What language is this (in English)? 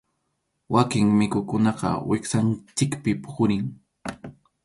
Arequipa-La Unión Quechua